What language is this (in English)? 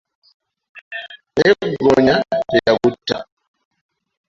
Ganda